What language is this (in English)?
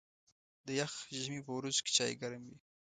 Pashto